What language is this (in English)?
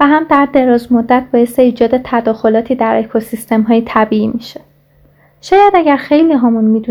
Persian